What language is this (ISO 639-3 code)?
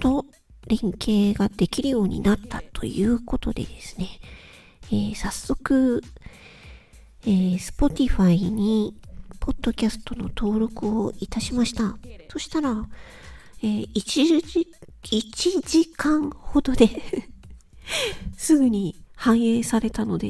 jpn